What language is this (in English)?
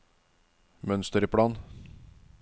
Norwegian